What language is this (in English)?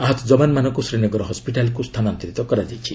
Odia